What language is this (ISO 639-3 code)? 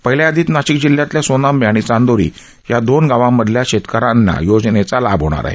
mar